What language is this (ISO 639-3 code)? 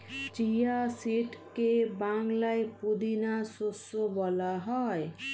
ben